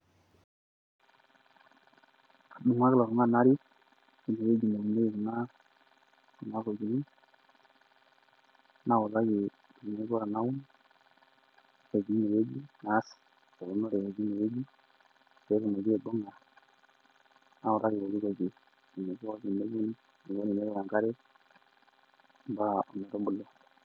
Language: Masai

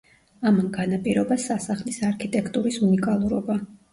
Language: Georgian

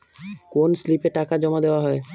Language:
Bangla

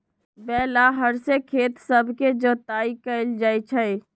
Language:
Magahi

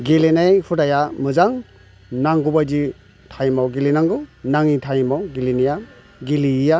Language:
Bodo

